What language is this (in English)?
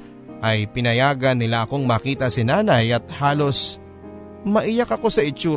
Filipino